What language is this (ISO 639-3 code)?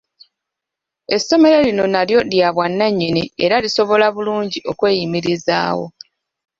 lug